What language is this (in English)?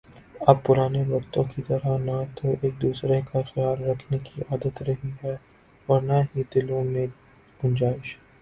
Urdu